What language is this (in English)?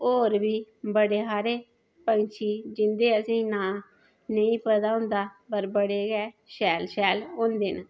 Dogri